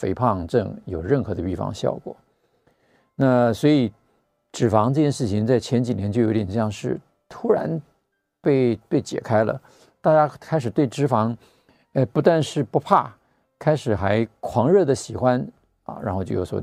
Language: Chinese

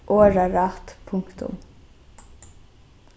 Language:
Faroese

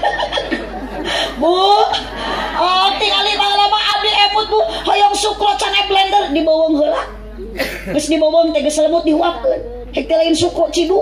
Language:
Indonesian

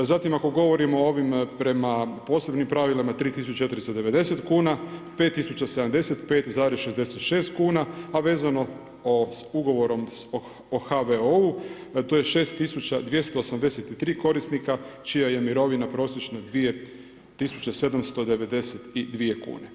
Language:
Croatian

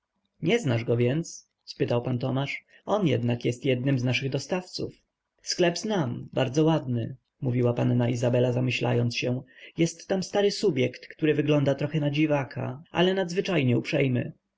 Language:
Polish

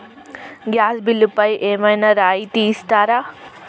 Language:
Telugu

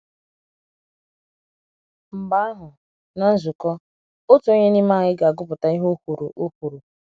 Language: Igbo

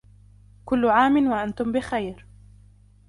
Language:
Arabic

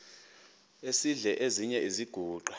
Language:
Xhosa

